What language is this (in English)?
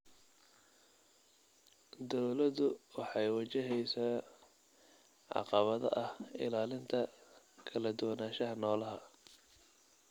Somali